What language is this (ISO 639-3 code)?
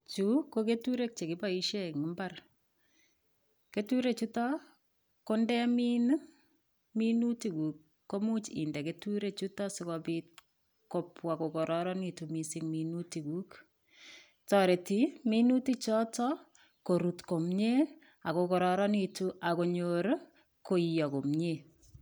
kln